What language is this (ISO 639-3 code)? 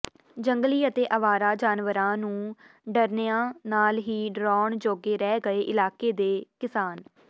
pan